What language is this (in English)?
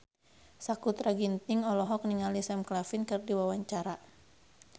Sundanese